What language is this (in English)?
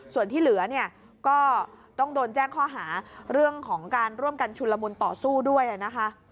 Thai